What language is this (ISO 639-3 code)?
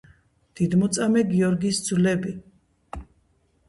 kat